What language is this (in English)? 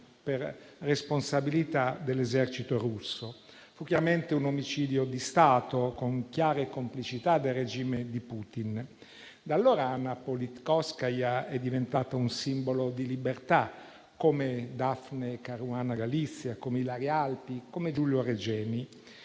Italian